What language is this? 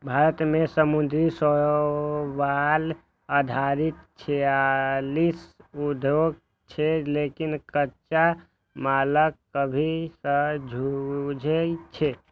Maithili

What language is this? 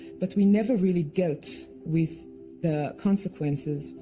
English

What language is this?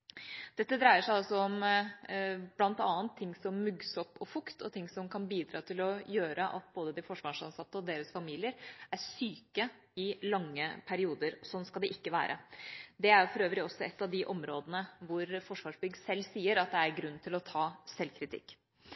Norwegian Bokmål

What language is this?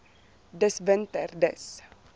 Afrikaans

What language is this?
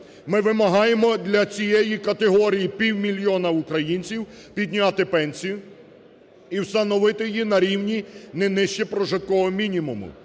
Ukrainian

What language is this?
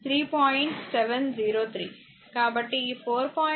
Telugu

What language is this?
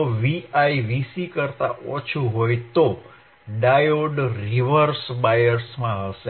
Gujarati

